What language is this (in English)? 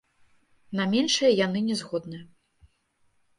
Belarusian